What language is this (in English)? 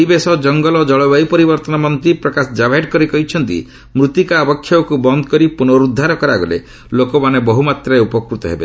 Odia